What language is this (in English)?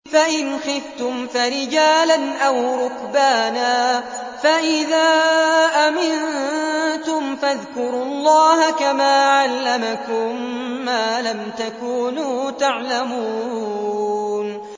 Arabic